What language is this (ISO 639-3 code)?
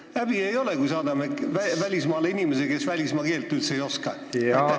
est